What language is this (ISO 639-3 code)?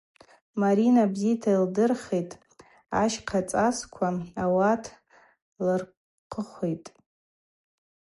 abq